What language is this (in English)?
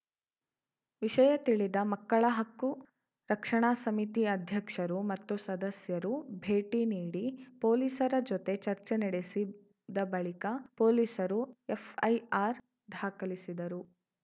Kannada